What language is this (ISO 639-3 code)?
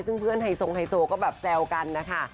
tha